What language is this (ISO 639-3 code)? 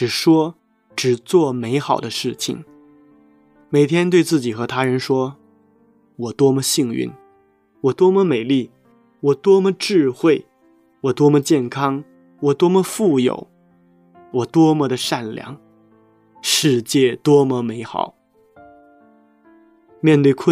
zho